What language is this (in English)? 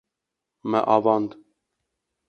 Kurdish